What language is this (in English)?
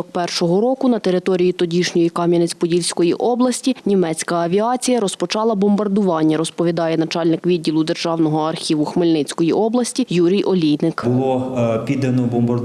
Ukrainian